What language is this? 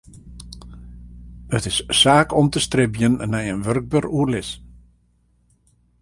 Western Frisian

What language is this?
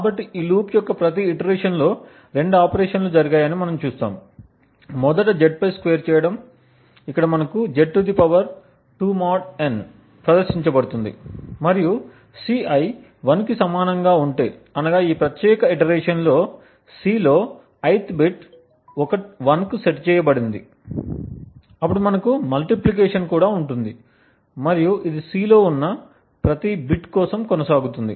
Telugu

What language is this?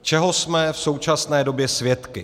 Czech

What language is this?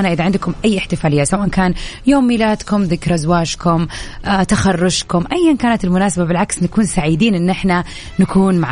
Arabic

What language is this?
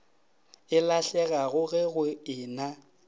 Northern Sotho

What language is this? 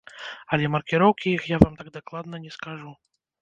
Belarusian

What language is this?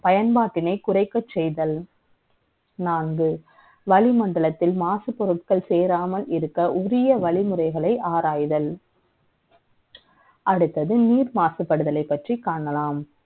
Tamil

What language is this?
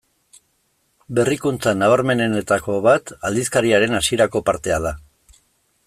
Basque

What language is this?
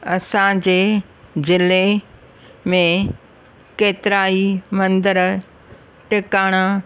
Sindhi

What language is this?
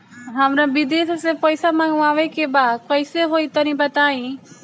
Bhojpuri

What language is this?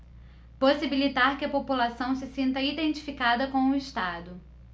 Portuguese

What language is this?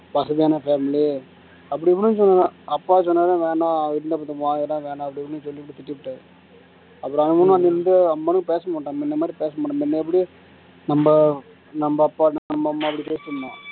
Tamil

